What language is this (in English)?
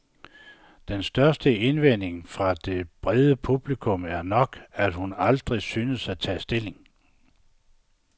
Danish